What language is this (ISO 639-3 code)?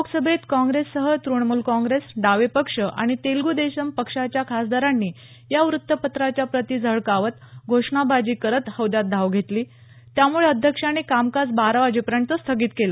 mar